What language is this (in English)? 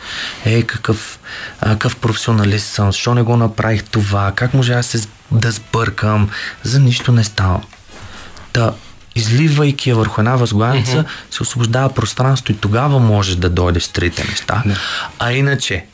Bulgarian